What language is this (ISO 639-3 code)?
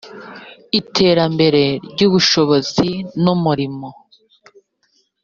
kin